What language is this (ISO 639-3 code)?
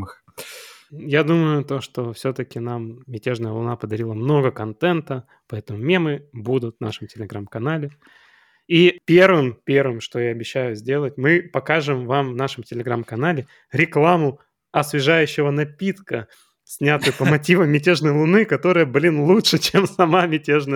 rus